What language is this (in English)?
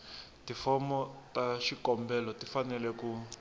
Tsonga